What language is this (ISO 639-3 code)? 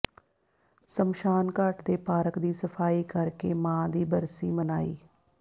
pan